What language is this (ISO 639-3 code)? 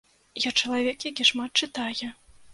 bel